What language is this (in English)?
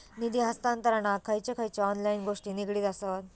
Marathi